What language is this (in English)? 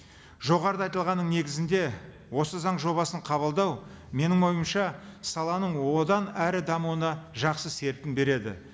Kazakh